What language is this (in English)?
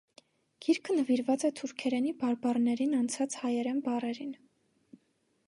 Armenian